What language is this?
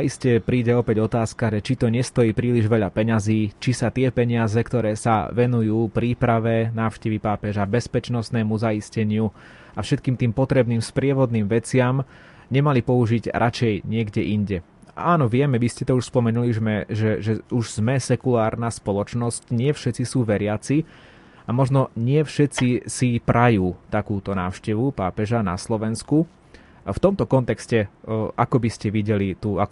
Slovak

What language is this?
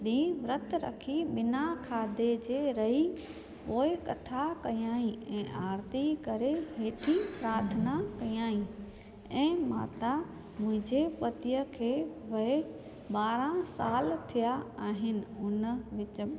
Sindhi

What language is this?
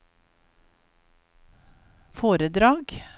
Norwegian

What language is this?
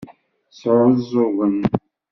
Kabyle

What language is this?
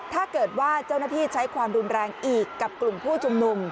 Thai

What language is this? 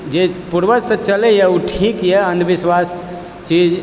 Maithili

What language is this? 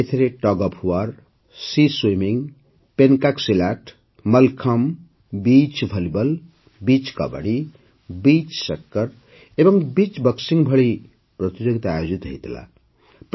Odia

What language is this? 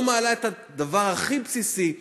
Hebrew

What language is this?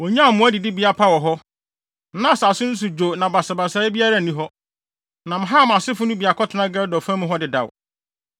Akan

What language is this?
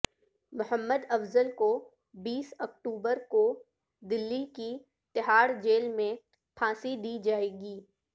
Urdu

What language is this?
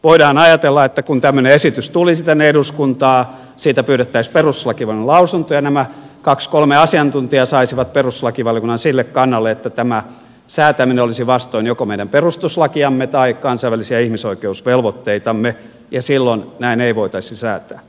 Finnish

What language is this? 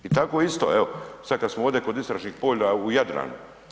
Croatian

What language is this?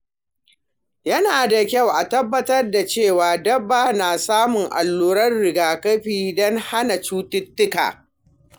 Hausa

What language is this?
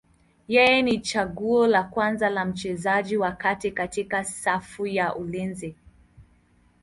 Swahili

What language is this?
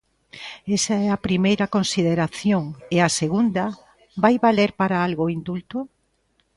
Galician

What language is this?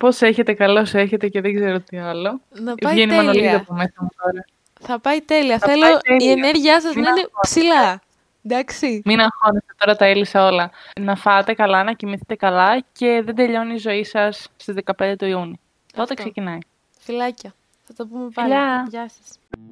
Greek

